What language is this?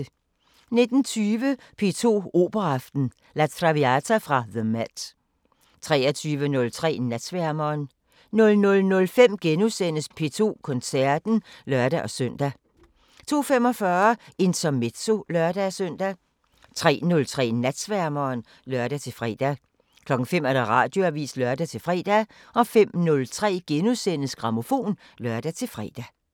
Danish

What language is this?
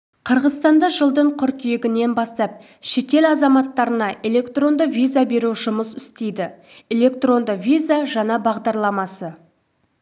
Kazakh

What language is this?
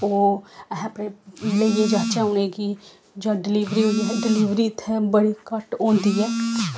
Dogri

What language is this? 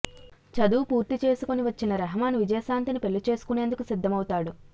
Telugu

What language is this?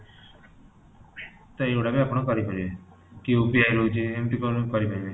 Odia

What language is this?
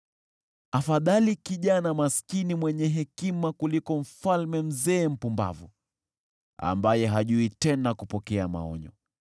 Swahili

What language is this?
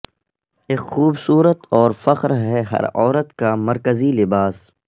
Urdu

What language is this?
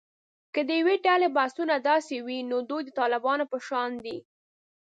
Pashto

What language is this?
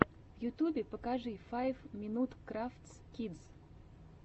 Russian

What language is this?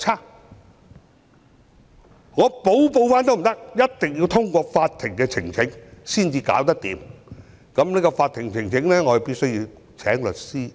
Cantonese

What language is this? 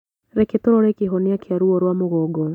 Kikuyu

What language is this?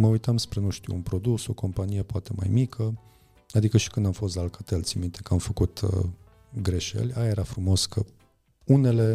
Romanian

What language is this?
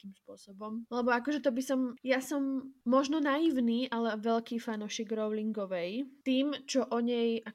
Slovak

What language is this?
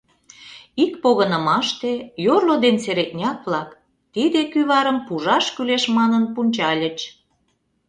Mari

